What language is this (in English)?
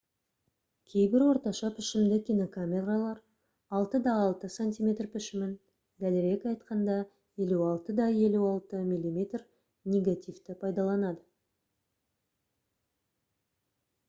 Kazakh